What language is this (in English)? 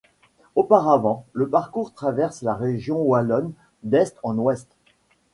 French